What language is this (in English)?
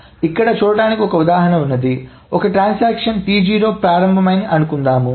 Telugu